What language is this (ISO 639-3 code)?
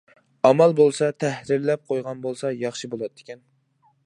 uig